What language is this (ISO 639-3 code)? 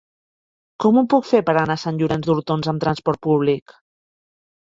cat